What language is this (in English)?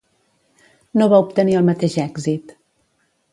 Catalan